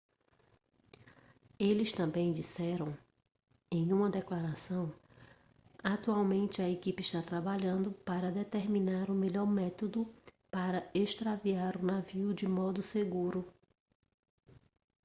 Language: Portuguese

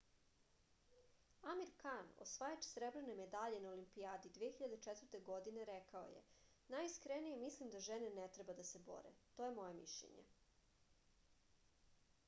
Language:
Serbian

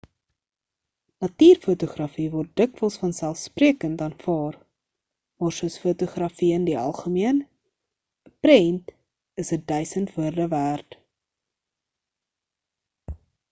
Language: Afrikaans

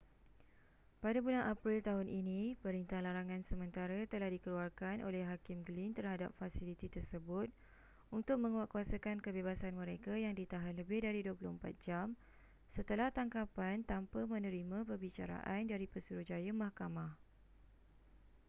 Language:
Malay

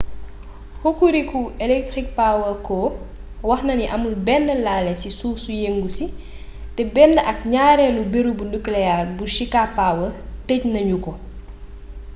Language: Wolof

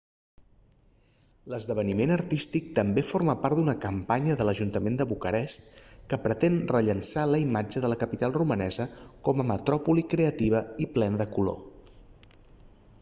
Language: Catalan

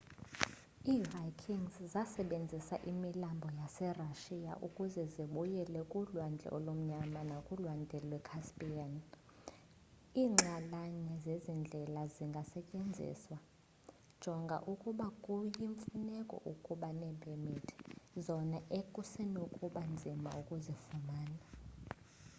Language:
Xhosa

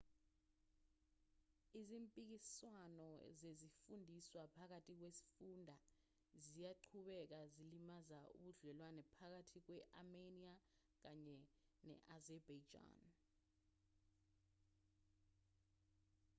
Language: Zulu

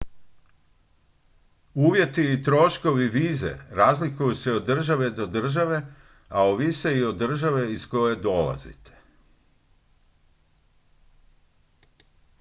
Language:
Croatian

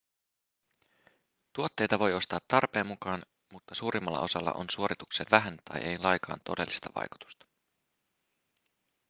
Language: Finnish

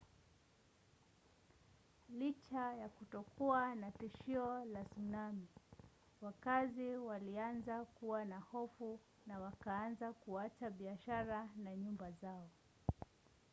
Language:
Swahili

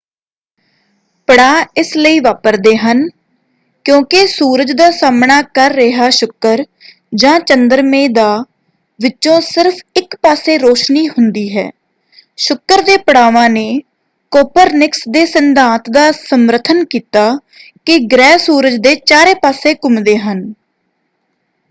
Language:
Punjabi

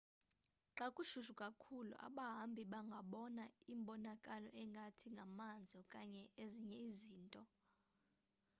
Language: Xhosa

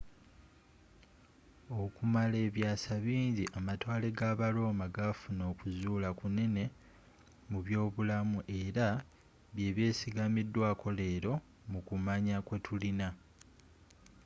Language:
Ganda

